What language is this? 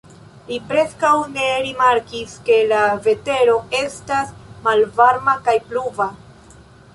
Esperanto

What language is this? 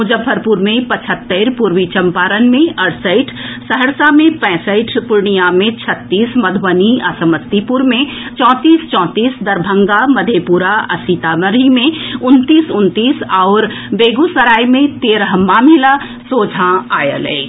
Maithili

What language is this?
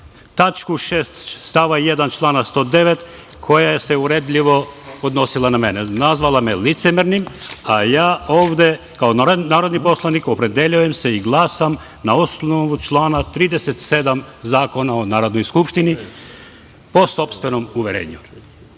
Serbian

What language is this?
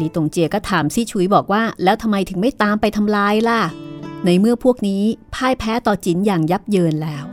Thai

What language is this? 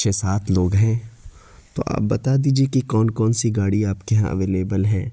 Urdu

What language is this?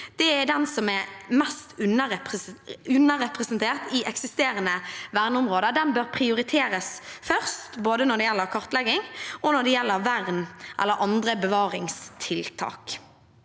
Norwegian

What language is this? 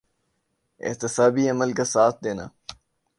Urdu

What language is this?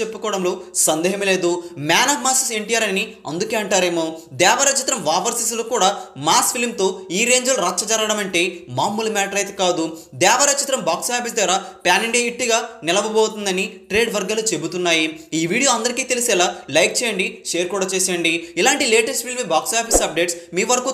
Telugu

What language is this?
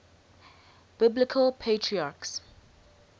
English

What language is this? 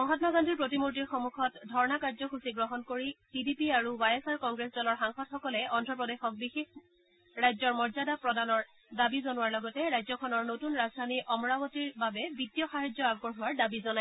Assamese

